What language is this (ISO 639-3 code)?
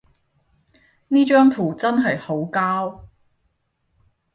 yue